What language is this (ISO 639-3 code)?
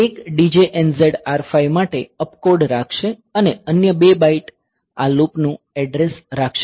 guj